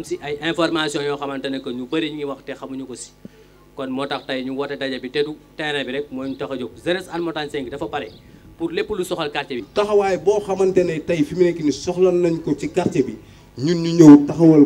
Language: French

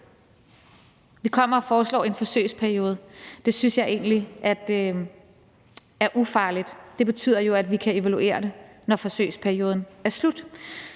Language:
Danish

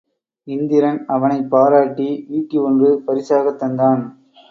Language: Tamil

